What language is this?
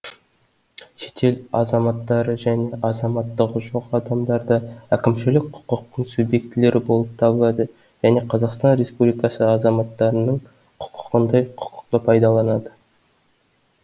Kazakh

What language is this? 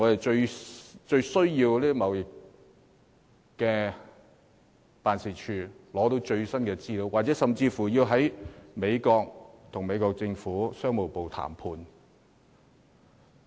Cantonese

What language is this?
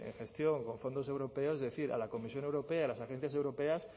Spanish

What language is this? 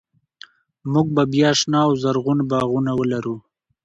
Pashto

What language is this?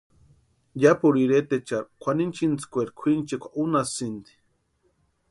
Western Highland Purepecha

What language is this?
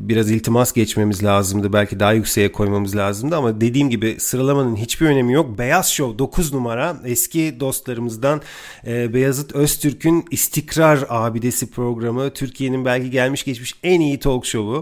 Turkish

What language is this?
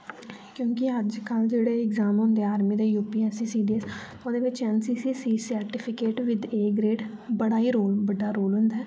Dogri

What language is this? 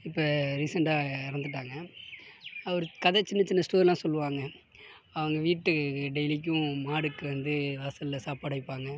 Tamil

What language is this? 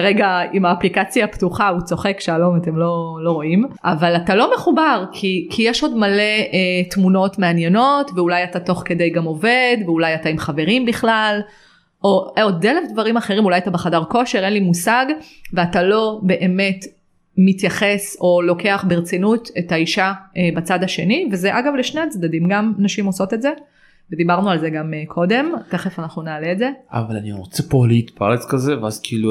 Hebrew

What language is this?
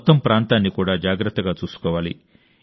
Telugu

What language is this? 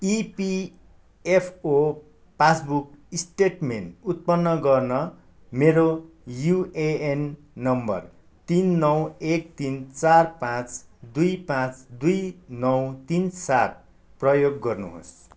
Nepali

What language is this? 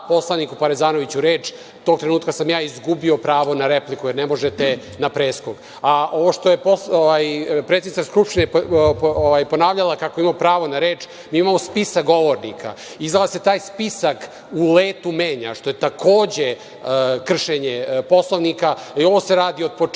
Serbian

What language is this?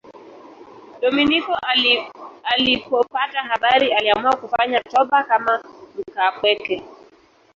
Swahili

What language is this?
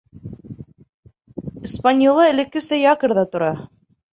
Bashkir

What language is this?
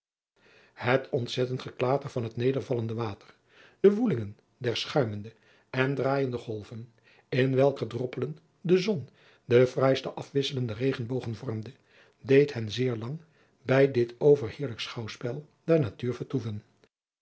Dutch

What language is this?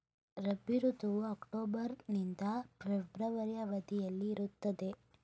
Kannada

